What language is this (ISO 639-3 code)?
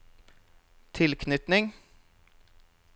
nor